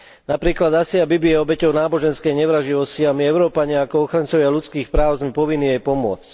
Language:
Slovak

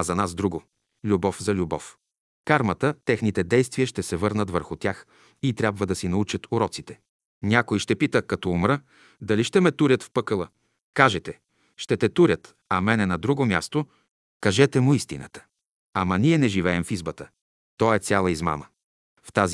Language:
Bulgarian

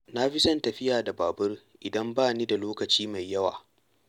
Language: Hausa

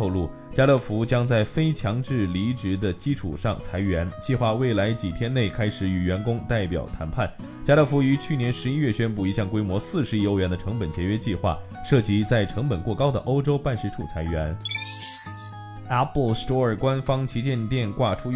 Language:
Chinese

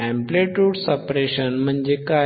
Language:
Marathi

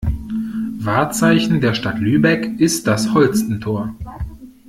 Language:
German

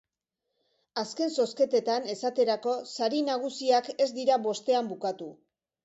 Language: Basque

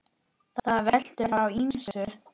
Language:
Icelandic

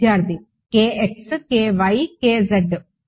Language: Telugu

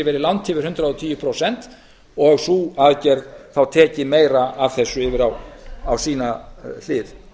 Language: Icelandic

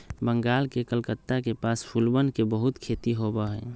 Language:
Magahi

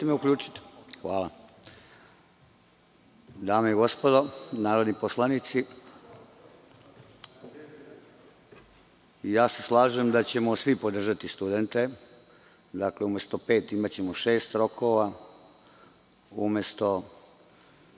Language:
Serbian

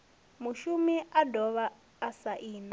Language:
Venda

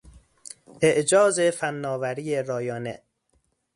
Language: Persian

